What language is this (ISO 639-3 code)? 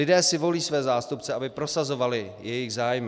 ces